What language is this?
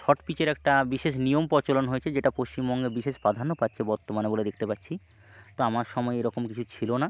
Bangla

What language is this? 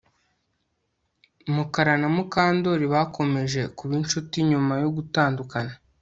Kinyarwanda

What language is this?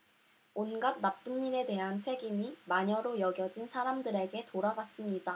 Korean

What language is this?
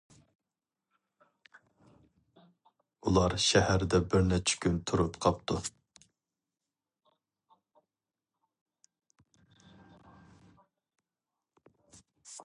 Uyghur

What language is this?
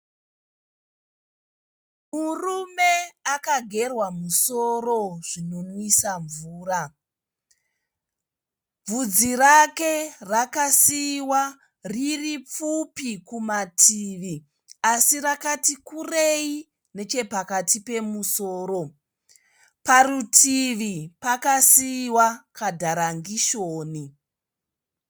Shona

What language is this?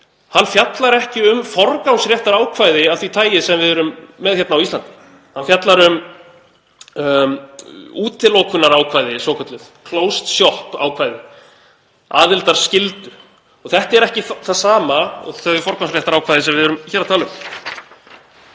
Icelandic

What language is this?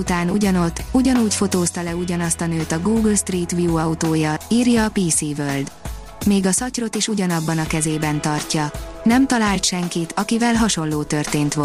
Hungarian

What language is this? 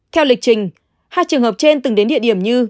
Vietnamese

